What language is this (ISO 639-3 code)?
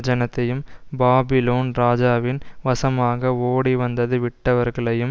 tam